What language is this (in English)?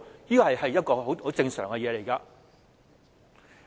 Cantonese